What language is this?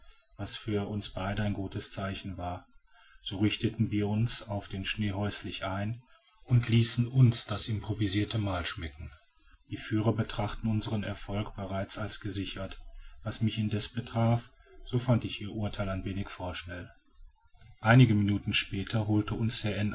German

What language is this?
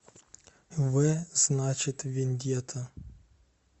Russian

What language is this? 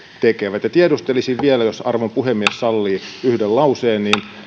Finnish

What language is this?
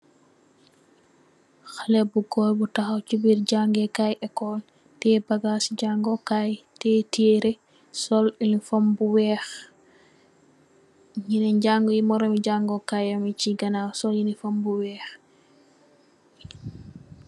Wolof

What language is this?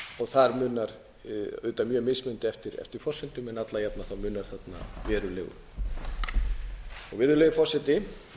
Icelandic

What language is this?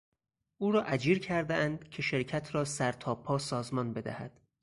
Persian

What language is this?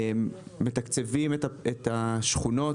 Hebrew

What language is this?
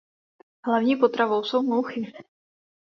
Czech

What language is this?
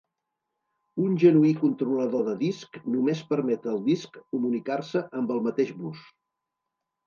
Catalan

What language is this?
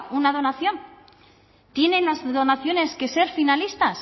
Spanish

